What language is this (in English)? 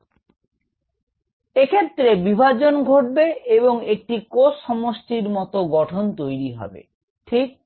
Bangla